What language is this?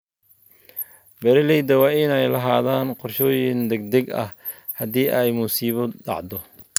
Somali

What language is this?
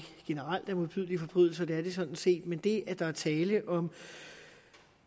Danish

